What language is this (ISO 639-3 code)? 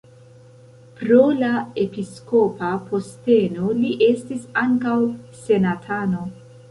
epo